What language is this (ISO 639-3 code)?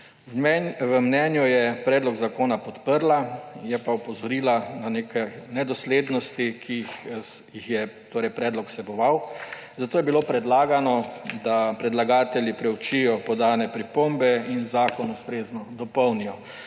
slv